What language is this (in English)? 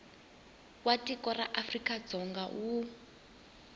Tsonga